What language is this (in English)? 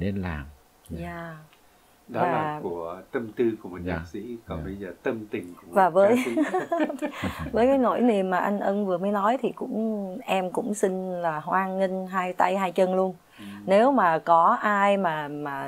Vietnamese